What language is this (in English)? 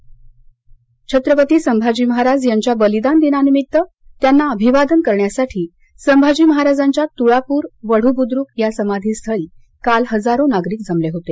Marathi